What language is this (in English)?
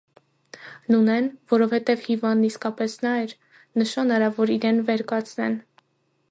Armenian